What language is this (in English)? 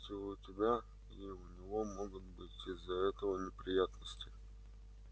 Russian